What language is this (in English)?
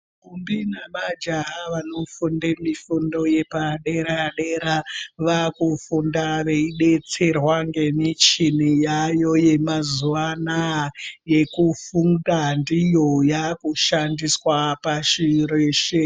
Ndau